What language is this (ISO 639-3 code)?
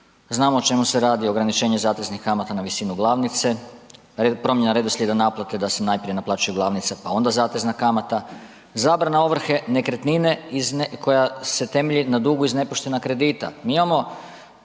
hrv